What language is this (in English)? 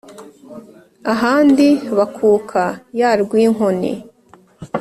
Kinyarwanda